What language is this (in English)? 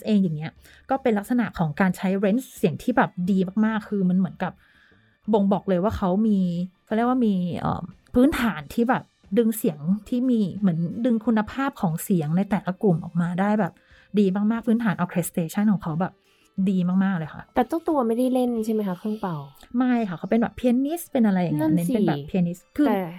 Thai